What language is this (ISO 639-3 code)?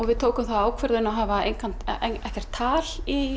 isl